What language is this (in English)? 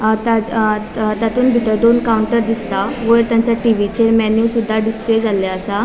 Konkani